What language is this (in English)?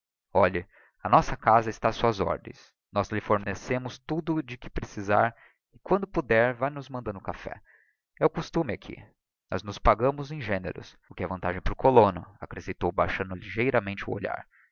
Portuguese